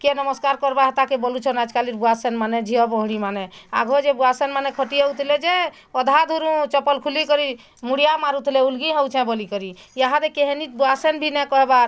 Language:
Odia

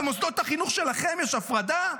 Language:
Hebrew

